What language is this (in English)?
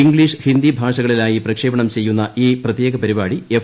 Malayalam